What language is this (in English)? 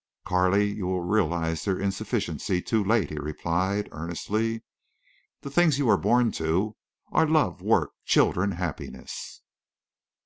English